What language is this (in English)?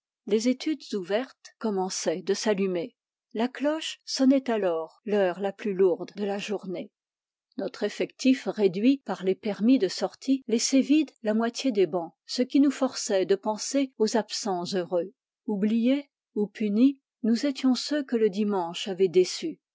French